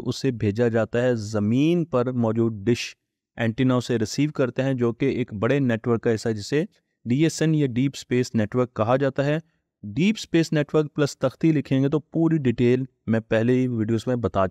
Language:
Hindi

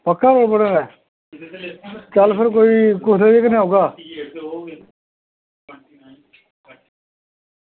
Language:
Dogri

